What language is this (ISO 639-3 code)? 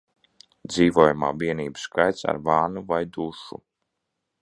lav